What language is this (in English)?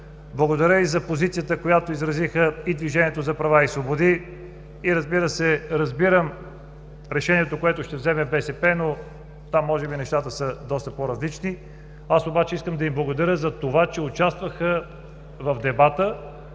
Bulgarian